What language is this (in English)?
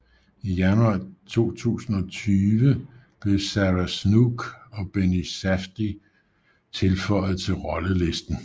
Danish